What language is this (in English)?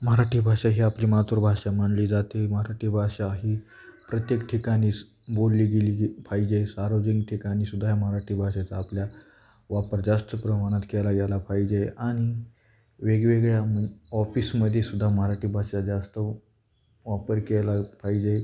Marathi